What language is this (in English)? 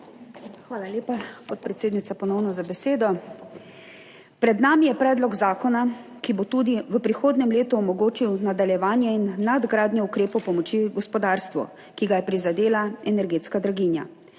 Slovenian